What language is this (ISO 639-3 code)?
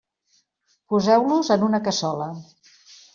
cat